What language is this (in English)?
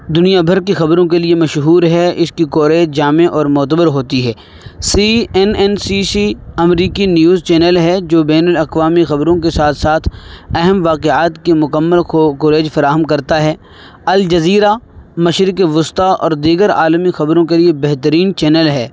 Urdu